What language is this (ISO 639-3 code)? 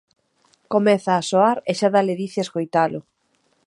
glg